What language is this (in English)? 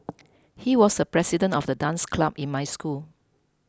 English